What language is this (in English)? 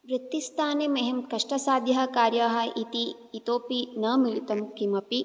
Sanskrit